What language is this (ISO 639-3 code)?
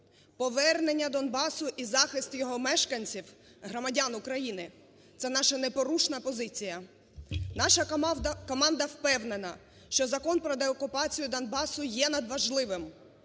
ukr